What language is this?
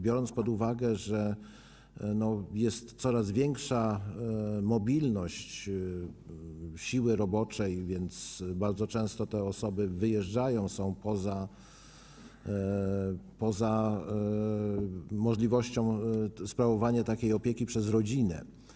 Polish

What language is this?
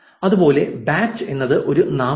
Malayalam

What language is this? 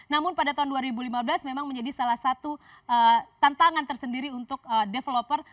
Indonesian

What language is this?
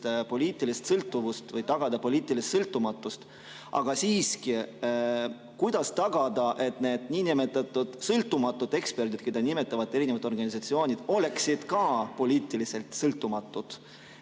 Estonian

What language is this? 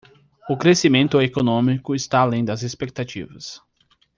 Portuguese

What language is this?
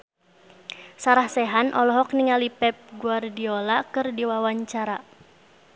Sundanese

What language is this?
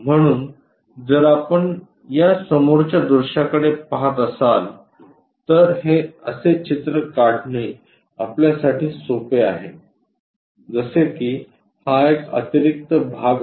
Marathi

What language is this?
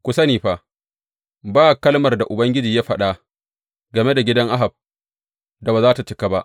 Hausa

